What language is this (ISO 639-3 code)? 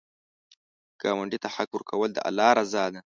pus